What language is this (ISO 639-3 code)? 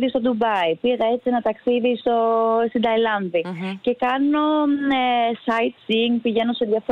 ell